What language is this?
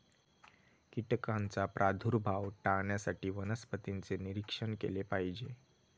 Marathi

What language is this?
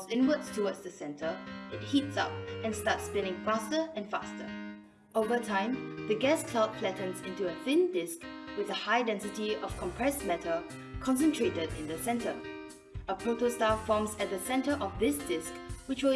English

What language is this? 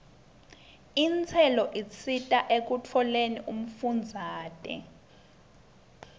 Swati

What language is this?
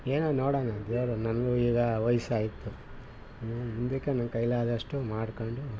Kannada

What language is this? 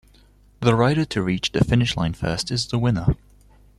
English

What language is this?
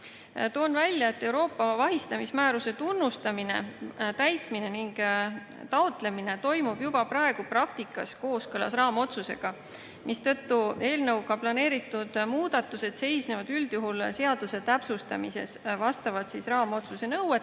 Estonian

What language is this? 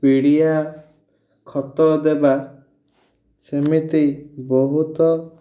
Odia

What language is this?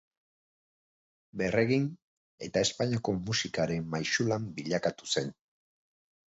Basque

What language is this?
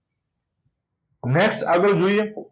Gujarati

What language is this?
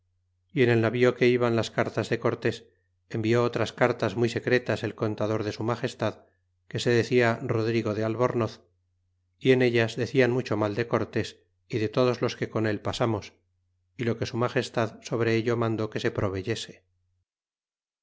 Spanish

